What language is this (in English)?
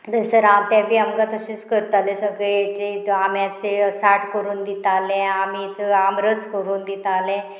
Konkani